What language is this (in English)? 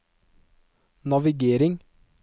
Norwegian